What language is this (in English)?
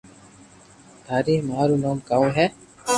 Loarki